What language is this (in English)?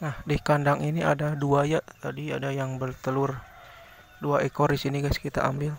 Indonesian